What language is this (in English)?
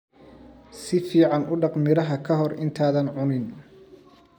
Somali